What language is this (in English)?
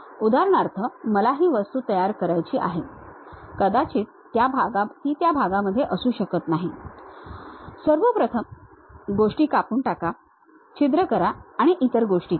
Marathi